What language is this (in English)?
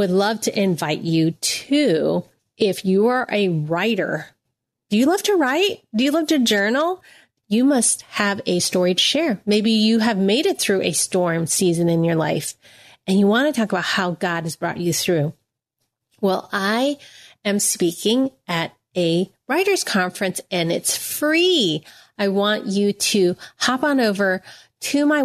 English